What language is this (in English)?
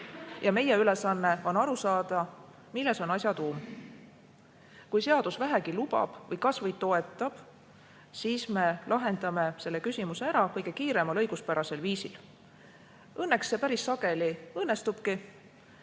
Estonian